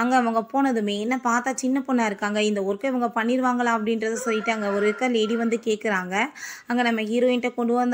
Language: Tamil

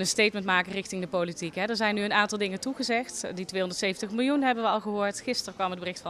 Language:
Dutch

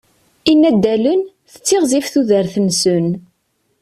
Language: Kabyle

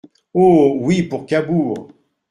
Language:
French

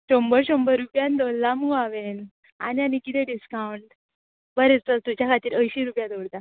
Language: Konkani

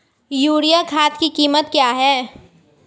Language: Hindi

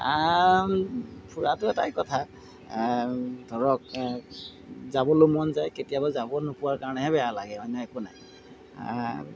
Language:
Assamese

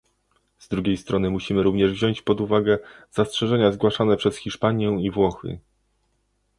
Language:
Polish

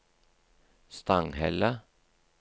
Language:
Norwegian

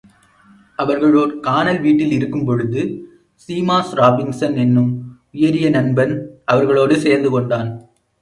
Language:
Tamil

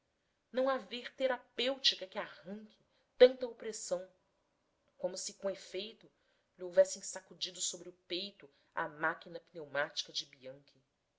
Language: Portuguese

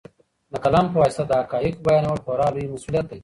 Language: Pashto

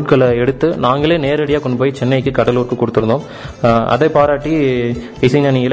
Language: Tamil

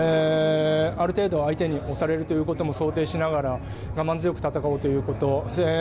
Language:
Japanese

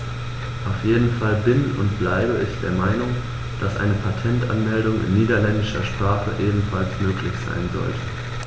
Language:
German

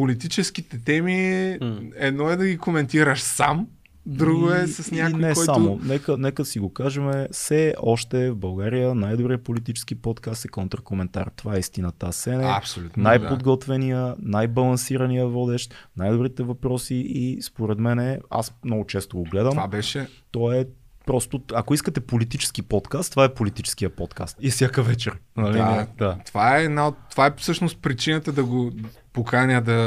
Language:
Bulgarian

